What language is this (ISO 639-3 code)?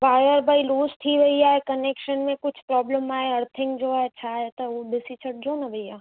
snd